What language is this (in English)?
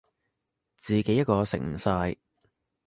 Cantonese